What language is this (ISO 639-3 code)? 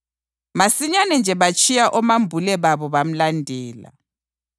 nde